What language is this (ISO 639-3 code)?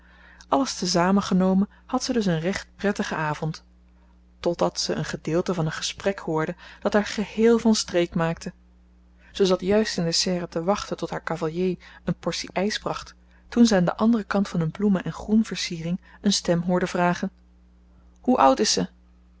nld